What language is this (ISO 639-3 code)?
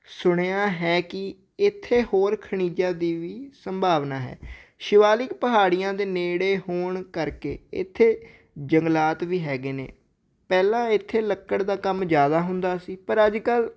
pan